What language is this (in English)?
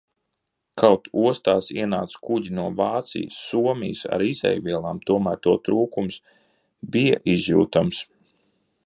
Latvian